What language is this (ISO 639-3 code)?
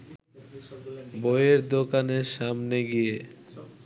ben